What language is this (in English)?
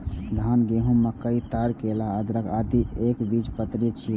Maithili